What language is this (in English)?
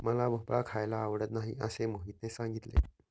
Marathi